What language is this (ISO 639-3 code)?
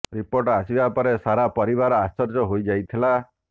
ori